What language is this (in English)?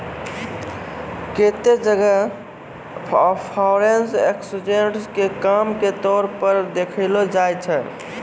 Maithili